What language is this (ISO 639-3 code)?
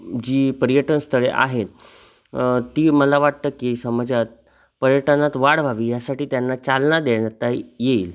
mar